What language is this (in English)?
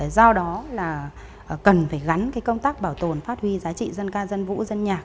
Vietnamese